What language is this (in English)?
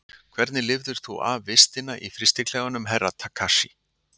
Icelandic